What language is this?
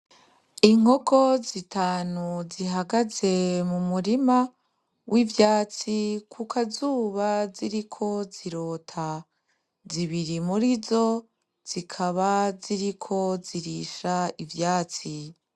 Rundi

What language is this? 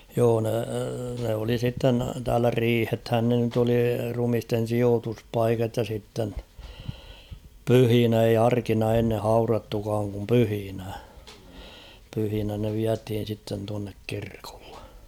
Finnish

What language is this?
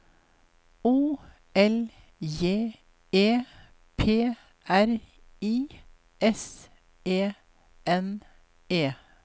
Norwegian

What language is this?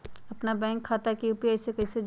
Magahi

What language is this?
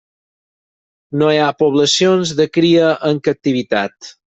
Catalan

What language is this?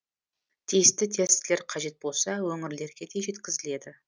Kazakh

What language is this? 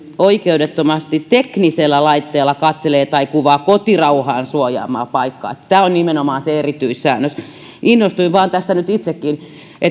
Finnish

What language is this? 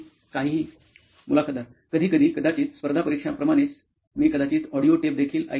Marathi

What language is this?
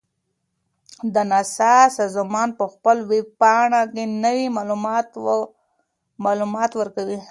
Pashto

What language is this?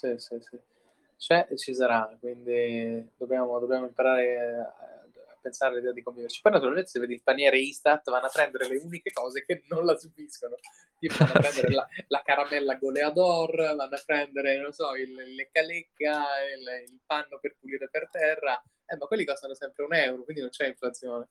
Italian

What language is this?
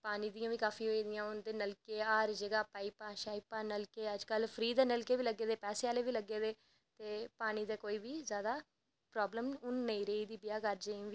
Dogri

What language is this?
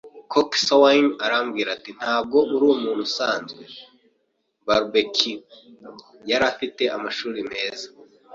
Kinyarwanda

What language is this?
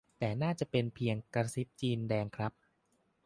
Thai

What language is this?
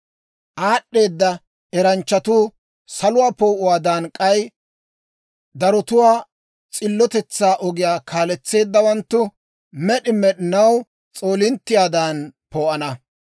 Dawro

